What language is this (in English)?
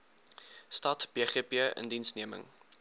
Afrikaans